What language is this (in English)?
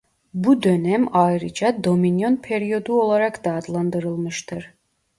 Turkish